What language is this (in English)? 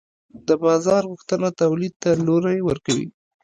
Pashto